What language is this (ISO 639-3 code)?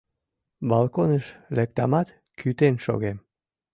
chm